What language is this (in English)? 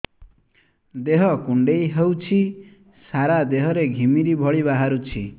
Odia